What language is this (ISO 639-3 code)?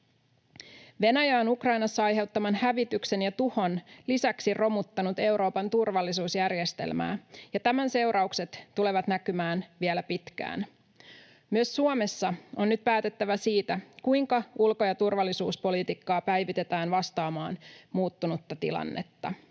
fin